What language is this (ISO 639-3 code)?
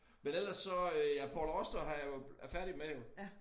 dan